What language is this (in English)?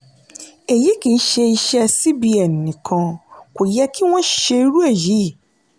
Yoruba